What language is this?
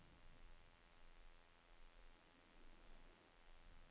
Norwegian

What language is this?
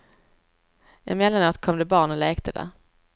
Swedish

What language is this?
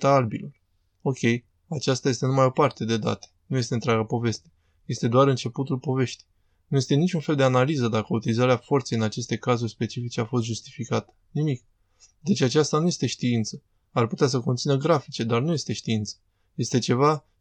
Romanian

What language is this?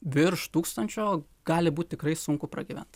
Lithuanian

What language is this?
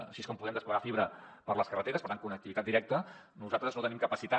Catalan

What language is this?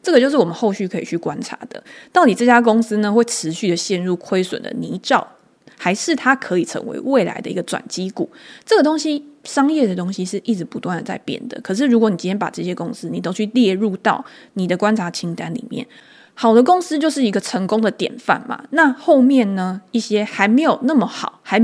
Chinese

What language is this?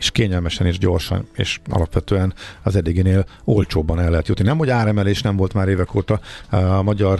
Hungarian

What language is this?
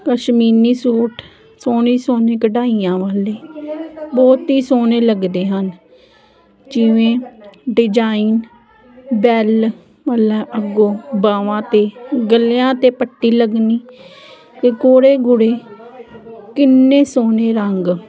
Punjabi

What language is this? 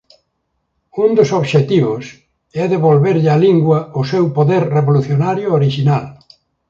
Galician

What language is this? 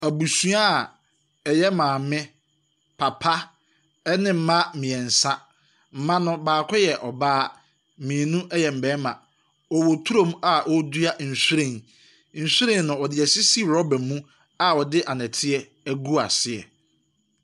Akan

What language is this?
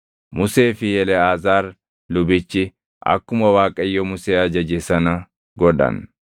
Oromo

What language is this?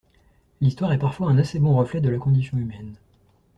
French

